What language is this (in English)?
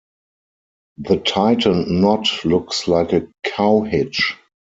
English